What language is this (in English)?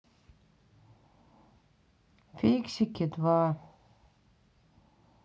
Russian